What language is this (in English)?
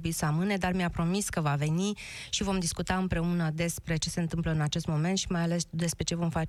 Romanian